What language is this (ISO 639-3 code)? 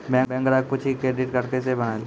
mai